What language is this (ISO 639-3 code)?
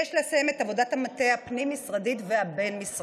heb